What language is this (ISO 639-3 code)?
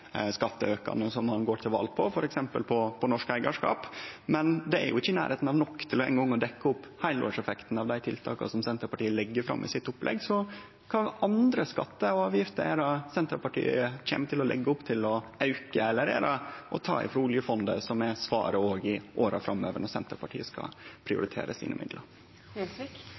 nno